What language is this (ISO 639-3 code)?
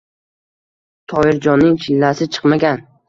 uzb